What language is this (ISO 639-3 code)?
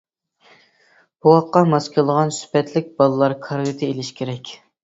uig